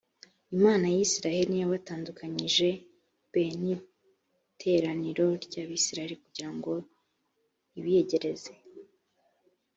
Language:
Kinyarwanda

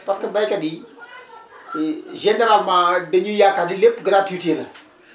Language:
Wolof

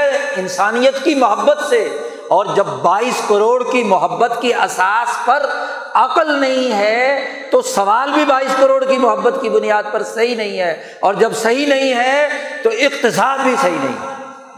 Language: Urdu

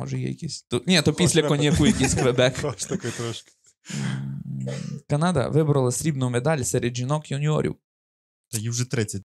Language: Ukrainian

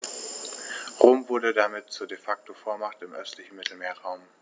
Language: German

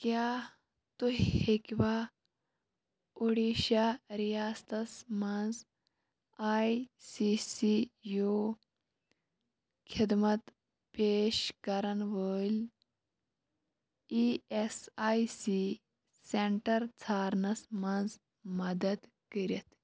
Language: Kashmiri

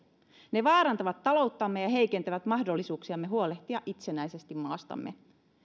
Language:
Finnish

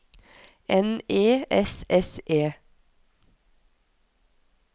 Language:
Norwegian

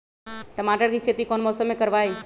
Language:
Magahi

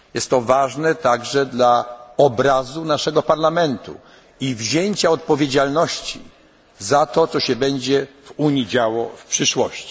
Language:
Polish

